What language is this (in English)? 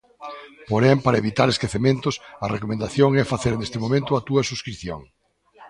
Galician